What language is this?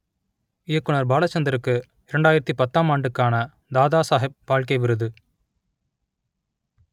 Tamil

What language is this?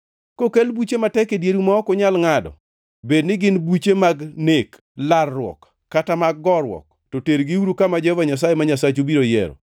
Luo (Kenya and Tanzania)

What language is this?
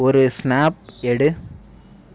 Tamil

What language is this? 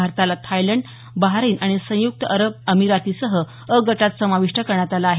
Marathi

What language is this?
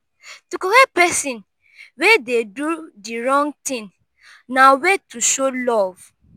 Nigerian Pidgin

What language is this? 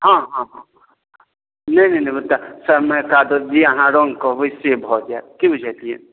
Maithili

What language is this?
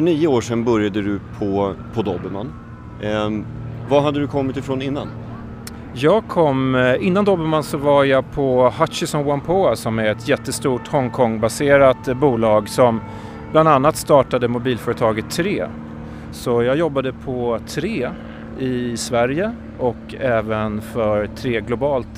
Swedish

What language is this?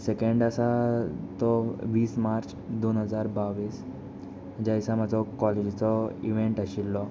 Konkani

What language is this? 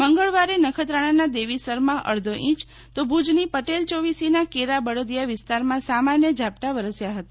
Gujarati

